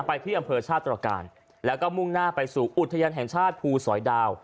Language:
Thai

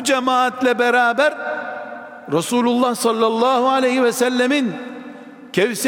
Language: Turkish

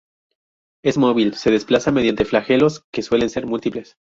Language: Spanish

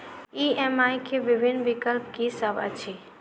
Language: Maithili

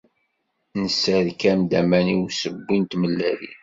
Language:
Kabyle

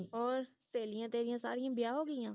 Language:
Punjabi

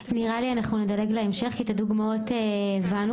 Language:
Hebrew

